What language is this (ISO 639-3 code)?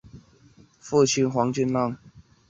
zho